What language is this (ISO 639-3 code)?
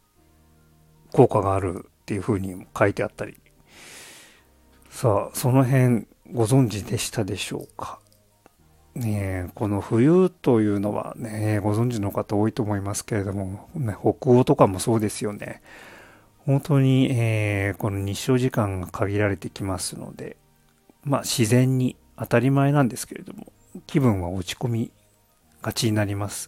jpn